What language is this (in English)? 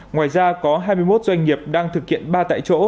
Vietnamese